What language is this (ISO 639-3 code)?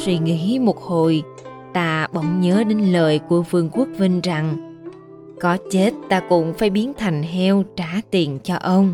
vie